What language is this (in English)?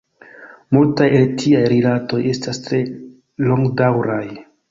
Esperanto